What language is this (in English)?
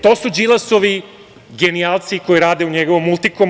Serbian